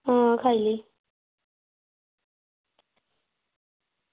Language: Dogri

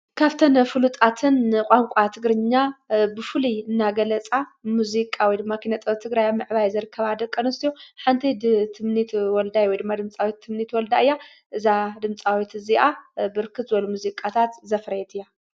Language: Tigrinya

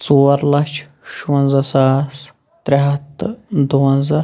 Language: Kashmiri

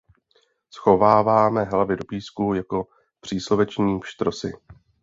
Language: Czech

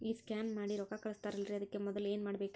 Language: Kannada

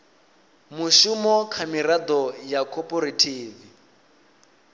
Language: Venda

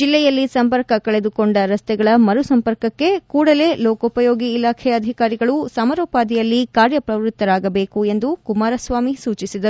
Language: Kannada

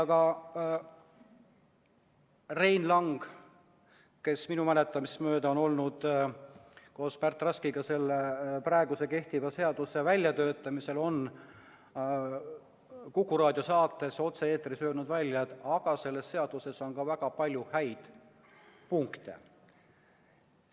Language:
Estonian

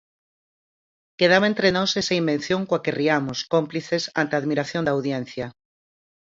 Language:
Galician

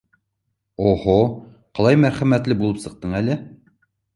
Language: Bashkir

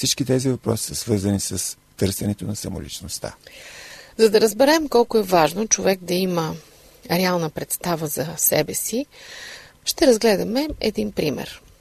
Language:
Bulgarian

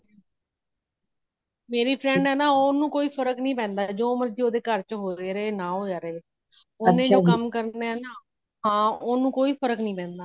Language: Punjabi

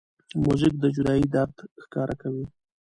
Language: Pashto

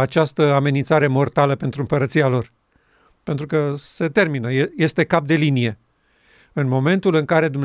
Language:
Romanian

